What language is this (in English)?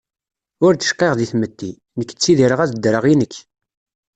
Kabyle